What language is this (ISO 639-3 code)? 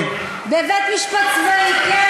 heb